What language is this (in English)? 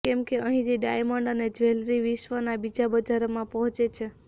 Gujarati